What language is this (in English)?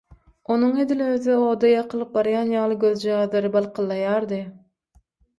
Turkmen